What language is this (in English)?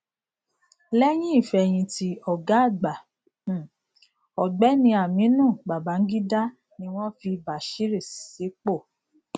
Yoruba